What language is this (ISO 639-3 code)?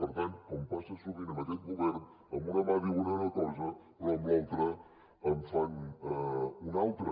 cat